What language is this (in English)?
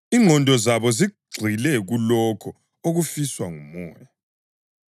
North Ndebele